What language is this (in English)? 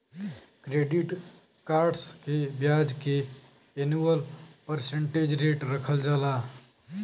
Bhojpuri